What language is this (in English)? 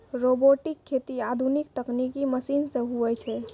Maithili